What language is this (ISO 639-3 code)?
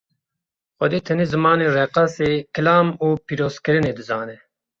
kur